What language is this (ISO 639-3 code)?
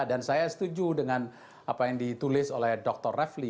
ind